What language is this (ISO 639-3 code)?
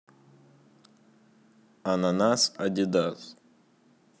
rus